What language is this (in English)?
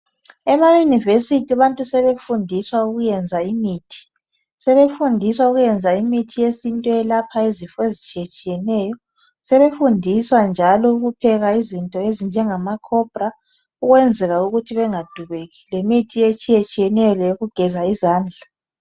North Ndebele